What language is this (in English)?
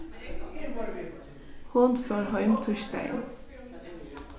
Faroese